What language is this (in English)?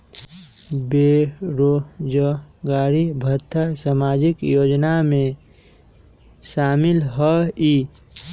Magahi